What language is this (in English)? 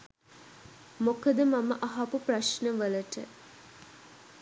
Sinhala